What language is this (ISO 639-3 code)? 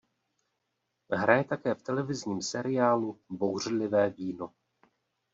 ces